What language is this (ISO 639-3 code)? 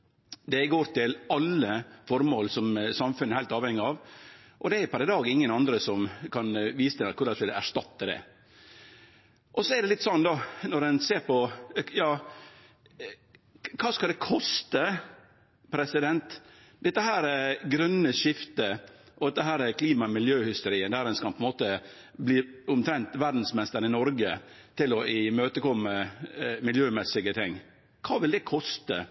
nno